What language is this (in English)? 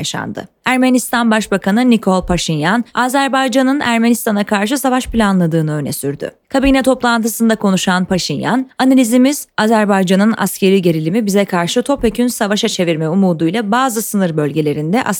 Turkish